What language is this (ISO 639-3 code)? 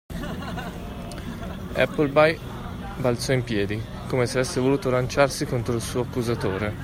ita